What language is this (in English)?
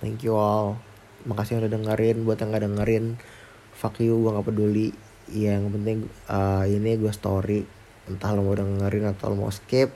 Indonesian